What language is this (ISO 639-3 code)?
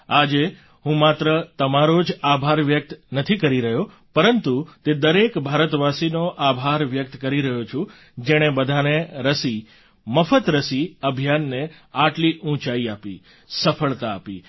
guj